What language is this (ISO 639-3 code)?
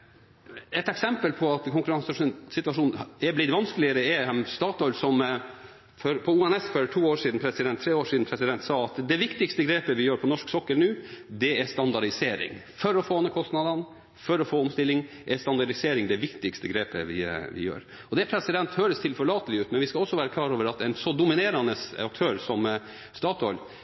nob